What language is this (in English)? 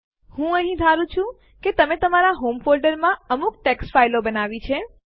Gujarati